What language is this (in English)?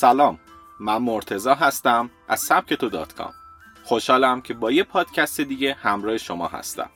Persian